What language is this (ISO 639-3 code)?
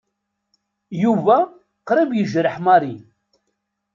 kab